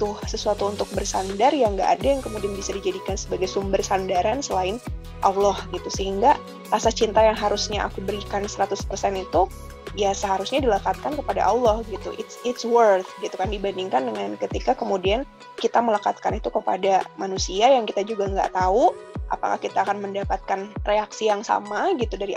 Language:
Indonesian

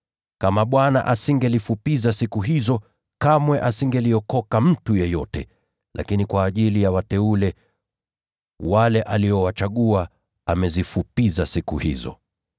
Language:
Swahili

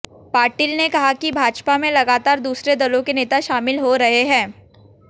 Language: Hindi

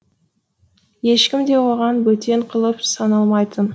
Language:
Kazakh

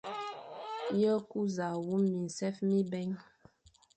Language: Fang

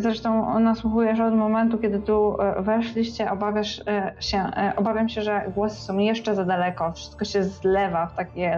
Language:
Polish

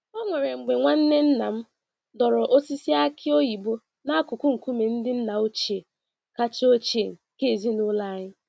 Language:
Igbo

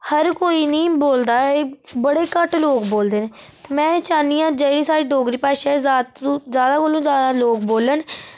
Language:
Dogri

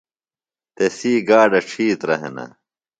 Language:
Phalura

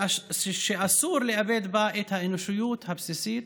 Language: Hebrew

